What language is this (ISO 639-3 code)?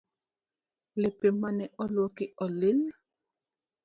luo